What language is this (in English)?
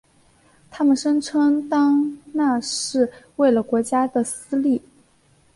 Chinese